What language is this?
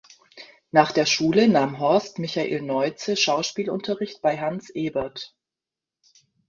German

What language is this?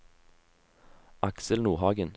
Norwegian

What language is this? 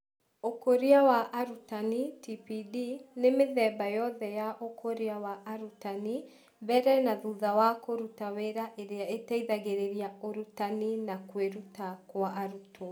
Kikuyu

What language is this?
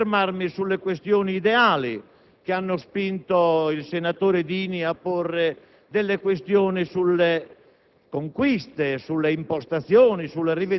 Italian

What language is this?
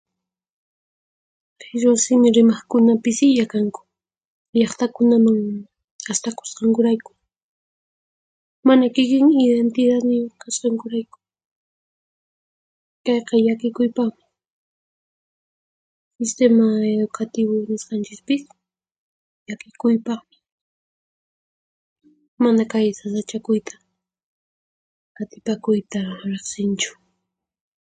Puno Quechua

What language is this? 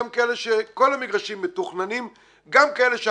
Hebrew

